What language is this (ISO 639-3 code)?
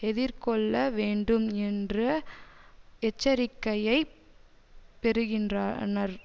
tam